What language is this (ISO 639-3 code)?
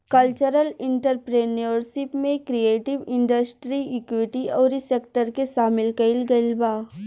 bho